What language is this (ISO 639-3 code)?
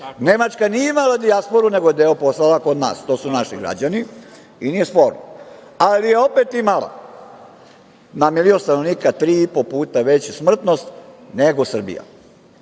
srp